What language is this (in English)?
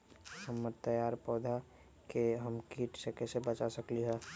Magahi